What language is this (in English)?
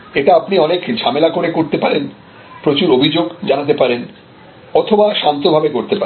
Bangla